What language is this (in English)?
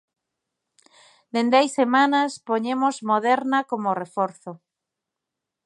Galician